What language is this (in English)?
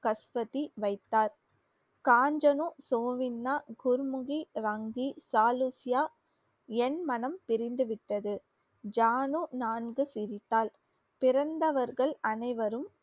Tamil